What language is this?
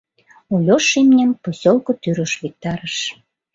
Mari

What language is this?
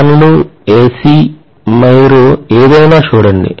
Telugu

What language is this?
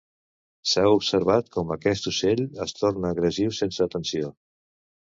Catalan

